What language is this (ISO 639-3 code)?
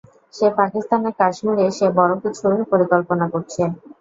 ben